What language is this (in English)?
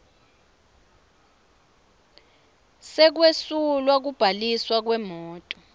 Swati